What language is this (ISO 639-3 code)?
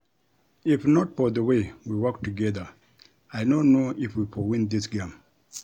pcm